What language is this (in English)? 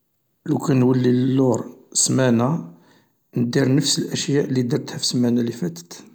Algerian Arabic